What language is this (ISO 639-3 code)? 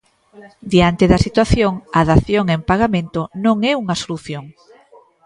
glg